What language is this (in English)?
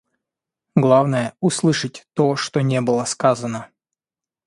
Russian